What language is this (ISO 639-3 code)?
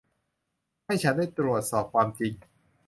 tha